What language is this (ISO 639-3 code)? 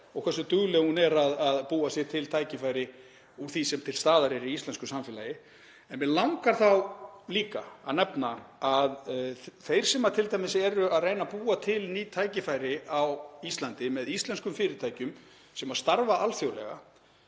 isl